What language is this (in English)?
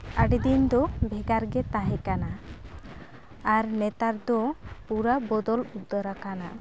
Santali